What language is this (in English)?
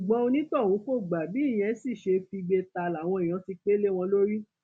Yoruba